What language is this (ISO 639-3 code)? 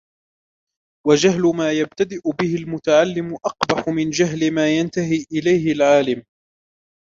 ara